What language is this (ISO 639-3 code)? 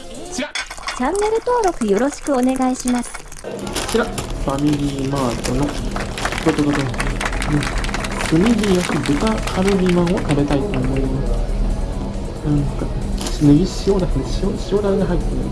jpn